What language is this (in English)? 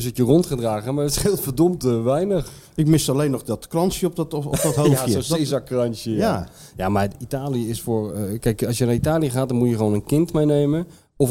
Dutch